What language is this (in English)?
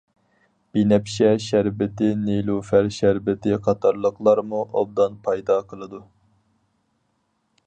Uyghur